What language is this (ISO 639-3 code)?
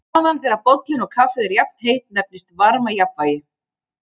isl